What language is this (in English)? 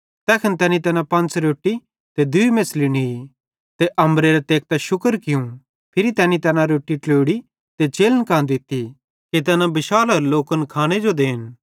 Bhadrawahi